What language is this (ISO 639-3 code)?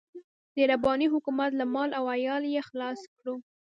pus